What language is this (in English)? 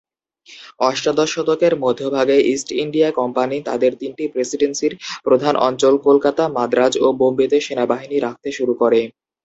Bangla